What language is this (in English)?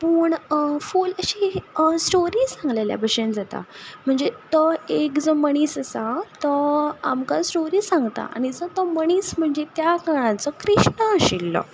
Konkani